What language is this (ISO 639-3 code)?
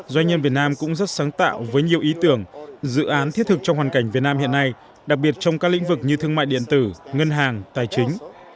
vie